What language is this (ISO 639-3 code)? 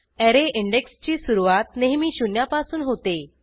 mar